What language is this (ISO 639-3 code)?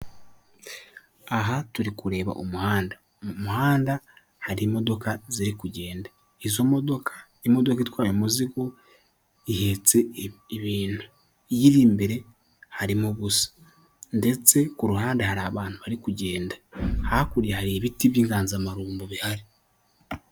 kin